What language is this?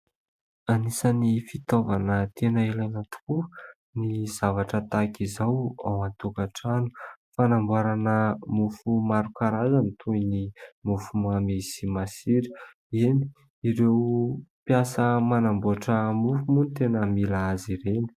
Malagasy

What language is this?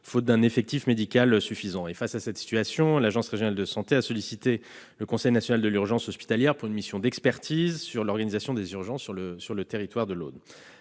French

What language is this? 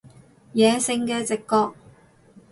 Cantonese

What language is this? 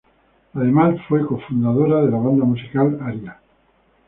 Spanish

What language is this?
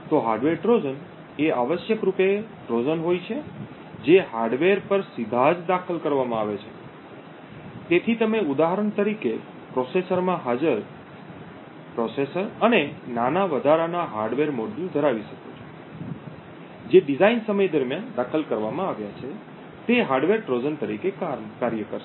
Gujarati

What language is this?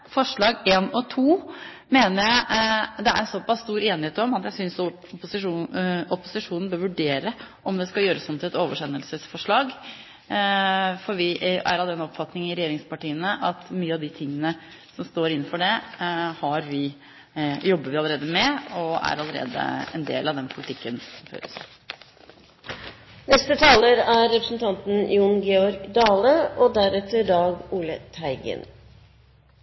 Norwegian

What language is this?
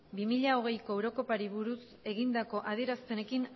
Basque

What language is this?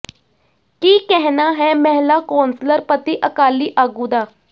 Punjabi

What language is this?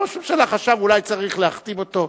Hebrew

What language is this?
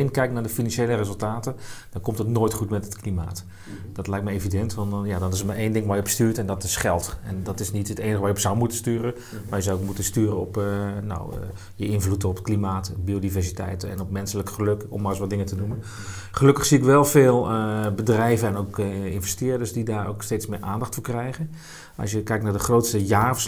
Dutch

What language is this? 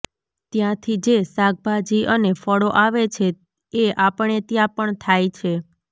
Gujarati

